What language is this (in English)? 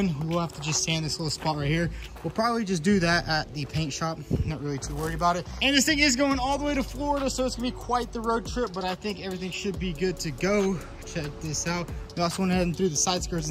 English